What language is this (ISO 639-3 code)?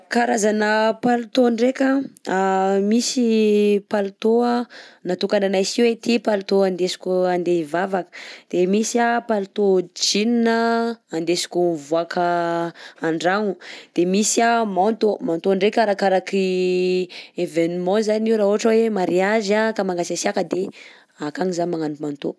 bzc